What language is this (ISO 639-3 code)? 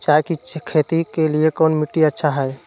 mag